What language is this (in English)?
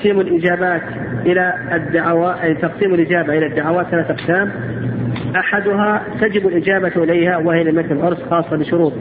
Arabic